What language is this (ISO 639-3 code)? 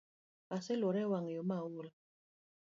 luo